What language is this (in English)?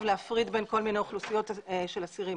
Hebrew